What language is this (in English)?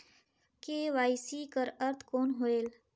Chhattisgarhi